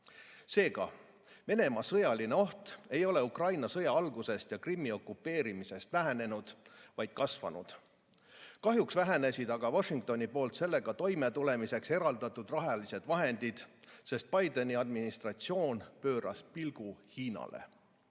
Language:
Estonian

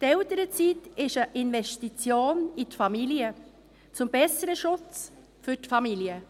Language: Swiss German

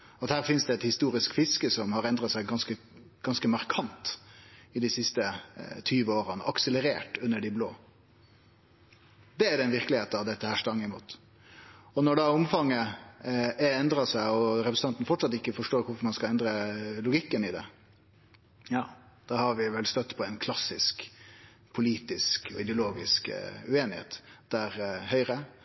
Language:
Norwegian Nynorsk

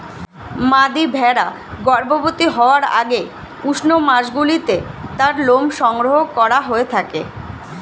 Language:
Bangla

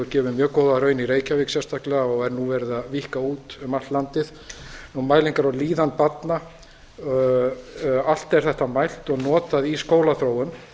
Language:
Icelandic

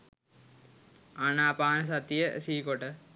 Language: Sinhala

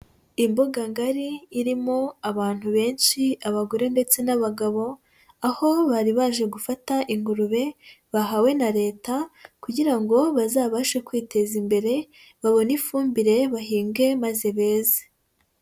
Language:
Kinyarwanda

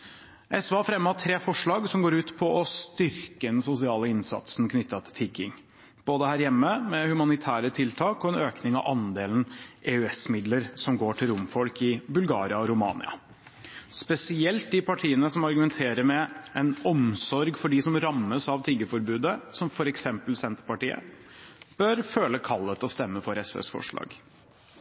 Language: Norwegian Bokmål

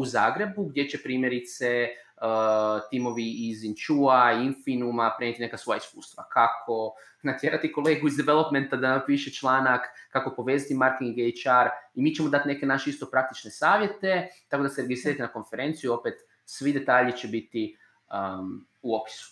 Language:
Croatian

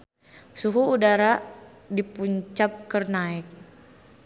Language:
Sundanese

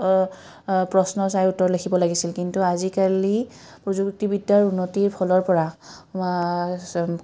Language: Assamese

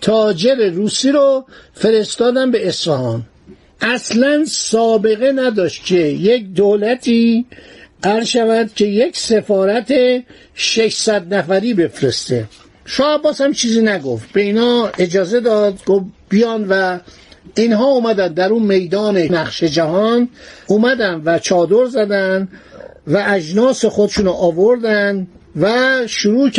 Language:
Persian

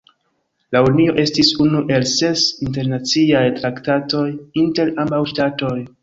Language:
Esperanto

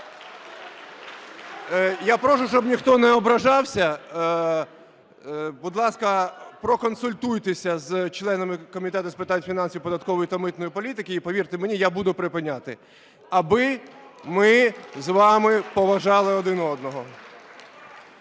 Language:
Ukrainian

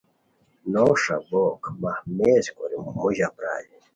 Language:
Khowar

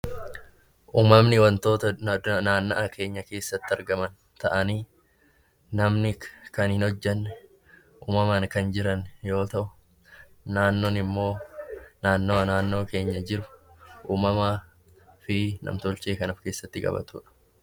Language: Oromo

